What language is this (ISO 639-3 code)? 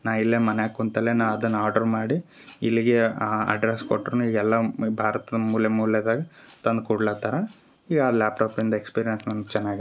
kan